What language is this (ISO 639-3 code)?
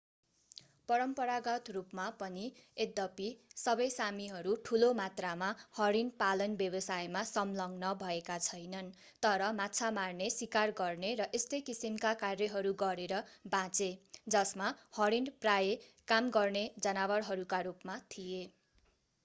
nep